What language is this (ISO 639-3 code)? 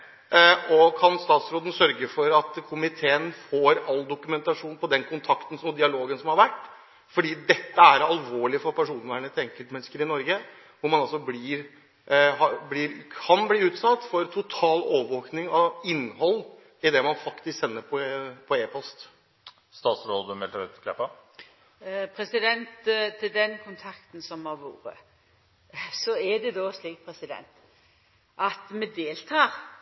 nor